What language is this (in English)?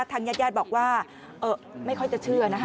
Thai